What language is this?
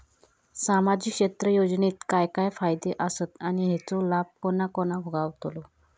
Marathi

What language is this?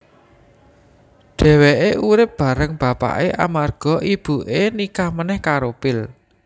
Javanese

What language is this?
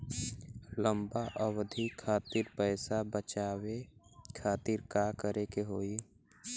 Bhojpuri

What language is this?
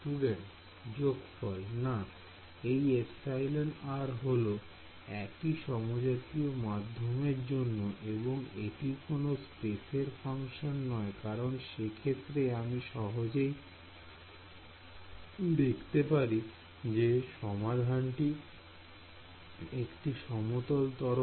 Bangla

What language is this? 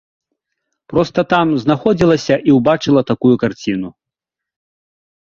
Belarusian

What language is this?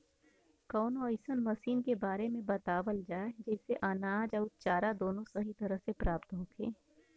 Bhojpuri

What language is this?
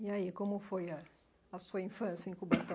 Portuguese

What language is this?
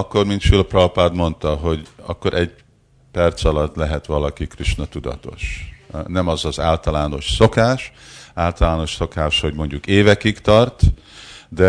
Hungarian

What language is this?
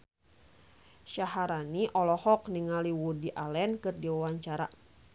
Sundanese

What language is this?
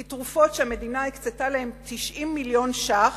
Hebrew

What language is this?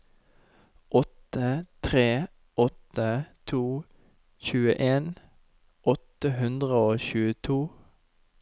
Norwegian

